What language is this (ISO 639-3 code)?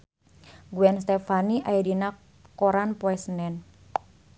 sun